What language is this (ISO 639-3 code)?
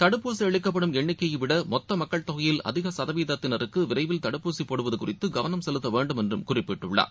tam